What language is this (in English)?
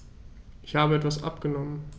German